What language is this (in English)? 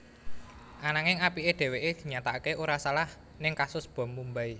Javanese